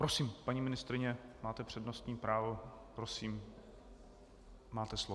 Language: Czech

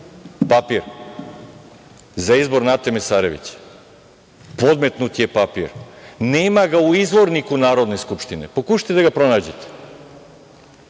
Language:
Serbian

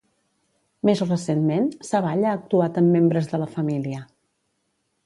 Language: Catalan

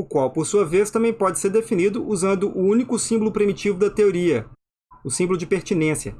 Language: Portuguese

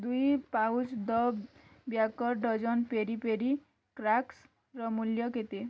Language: Odia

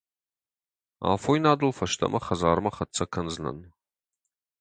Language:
Ossetic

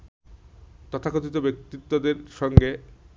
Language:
Bangla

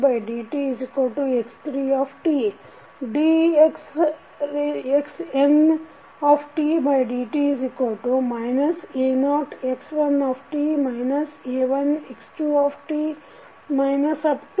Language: Kannada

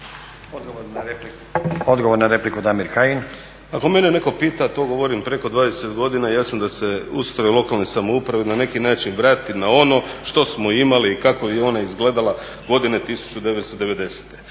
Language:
Croatian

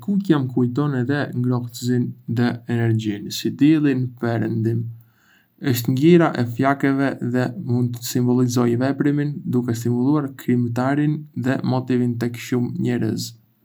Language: Arbëreshë Albanian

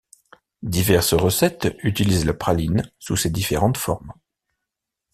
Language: French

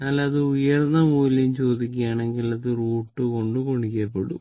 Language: Malayalam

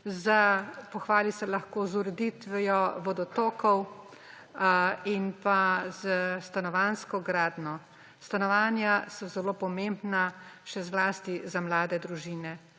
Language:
Slovenian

